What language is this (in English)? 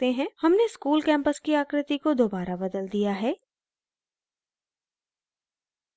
Hindi